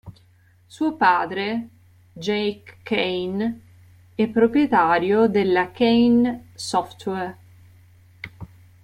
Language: Italian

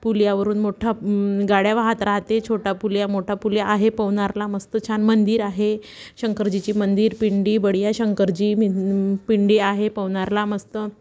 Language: Marathi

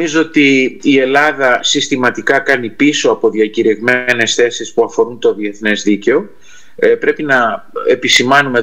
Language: Greek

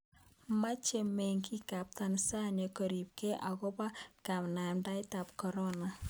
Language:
Kalenjin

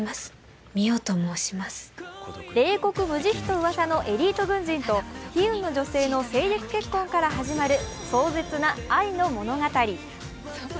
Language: Japanese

